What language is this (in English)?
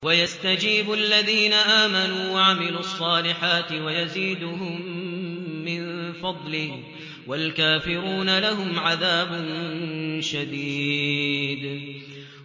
Arabic